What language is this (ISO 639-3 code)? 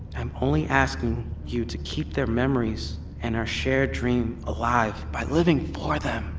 eng